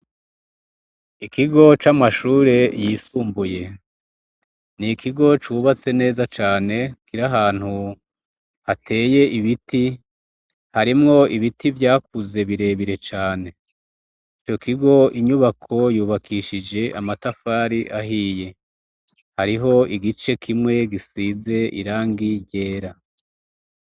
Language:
Rundi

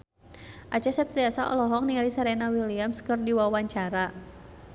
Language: Sundanese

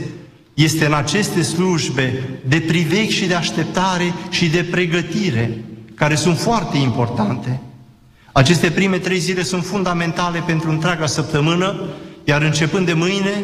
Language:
Romanian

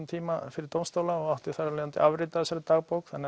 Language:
Icelandic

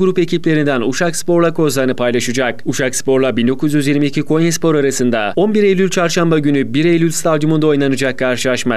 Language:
Turkish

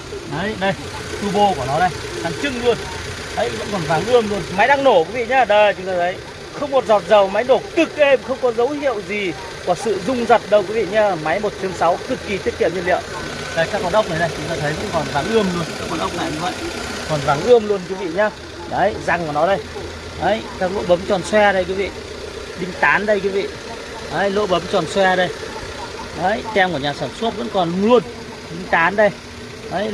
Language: Vietnamese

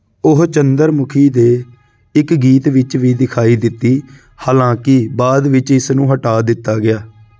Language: Punjabi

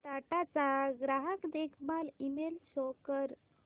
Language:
Marathi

